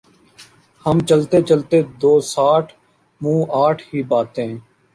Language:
Urdu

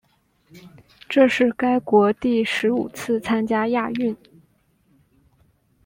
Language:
Chinese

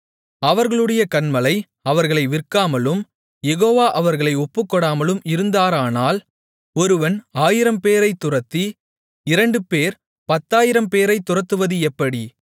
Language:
Tamil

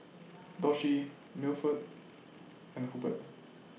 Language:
English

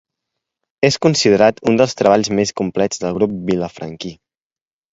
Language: Catalan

